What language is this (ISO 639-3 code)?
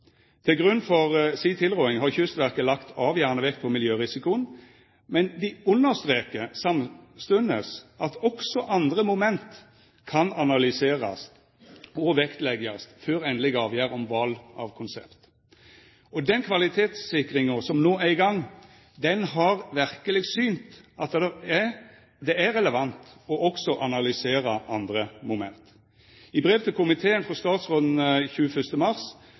nno